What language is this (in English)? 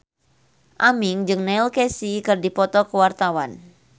Sundanese